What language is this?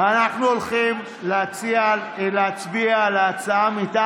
Hebrew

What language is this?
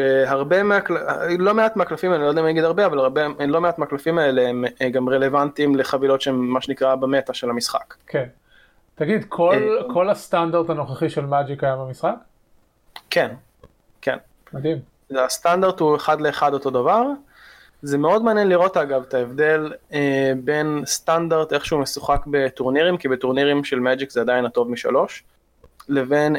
Hebrew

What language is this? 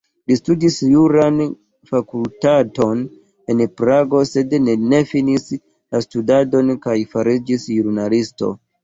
Esperanto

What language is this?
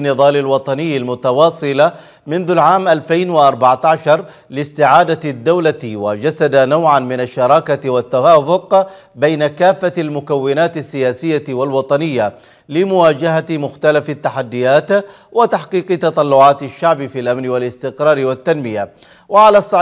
Arabic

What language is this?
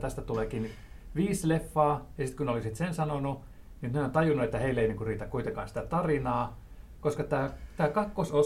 Finnish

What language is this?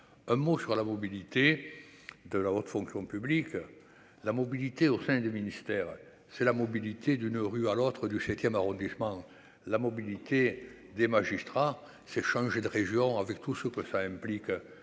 French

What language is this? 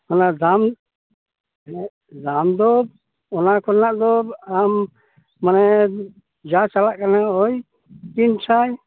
Santali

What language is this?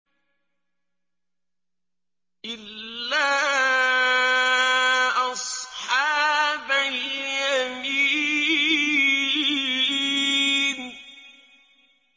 Arabic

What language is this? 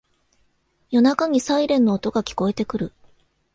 Japanese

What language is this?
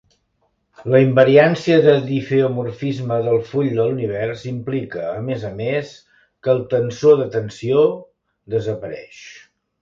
Catalan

